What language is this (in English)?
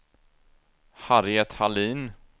Swedish